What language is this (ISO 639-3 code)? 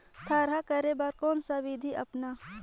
hne